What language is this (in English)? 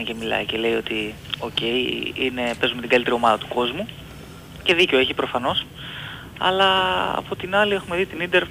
Greek